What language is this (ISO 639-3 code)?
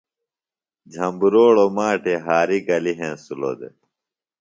phl